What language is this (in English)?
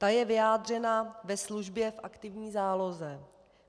Czech